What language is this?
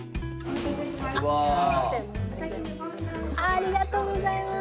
Japanese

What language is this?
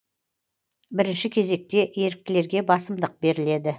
Kazakh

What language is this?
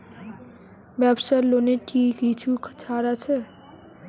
Bangla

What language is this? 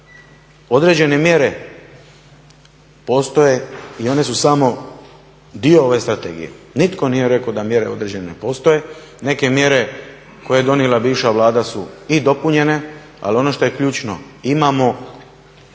Croatian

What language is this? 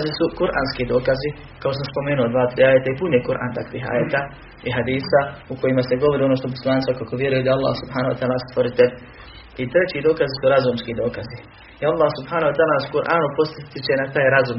Croatian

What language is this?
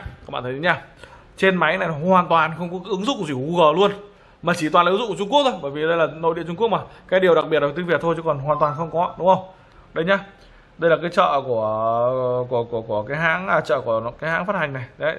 Vietnamese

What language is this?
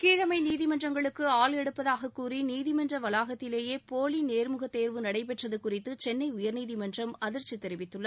Tamil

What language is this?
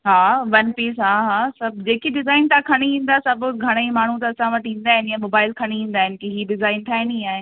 Sindhi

